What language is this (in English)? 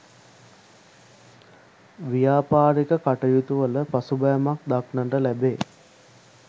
Sinhala